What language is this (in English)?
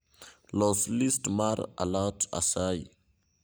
Luo (Kenya and Tanzania)